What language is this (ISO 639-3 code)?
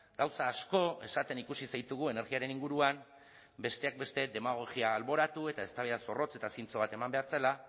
eus